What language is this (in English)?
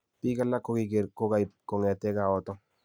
Kalenjin